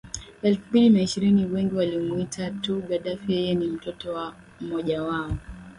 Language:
Swahili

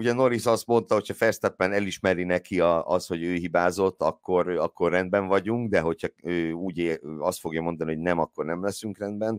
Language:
Hungarian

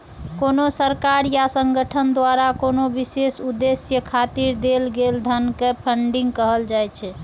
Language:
Maithili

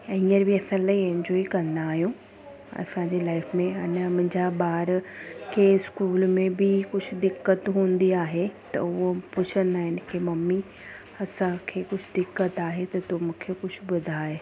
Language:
Sindhi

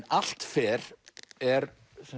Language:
Icelandic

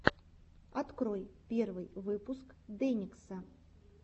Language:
Russian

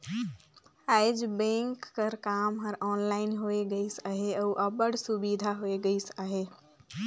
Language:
Chhattisgarhi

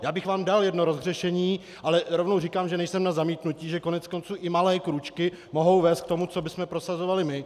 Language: Czech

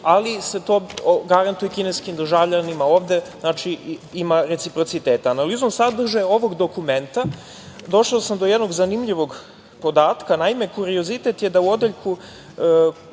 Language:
Serbian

